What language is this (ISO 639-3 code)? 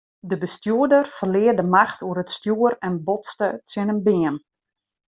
fry